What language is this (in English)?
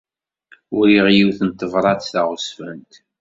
Kabyle